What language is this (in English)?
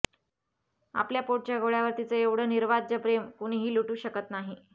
Marathi